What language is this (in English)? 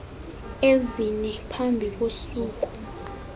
Xhosa